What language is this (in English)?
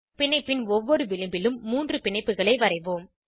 Tamil